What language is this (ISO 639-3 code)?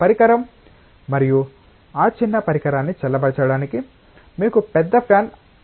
tel